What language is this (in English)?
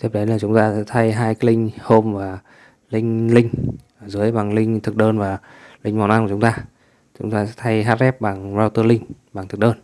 Vietnamese